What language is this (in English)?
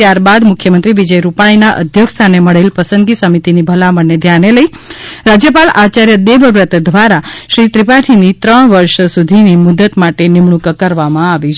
Gujarati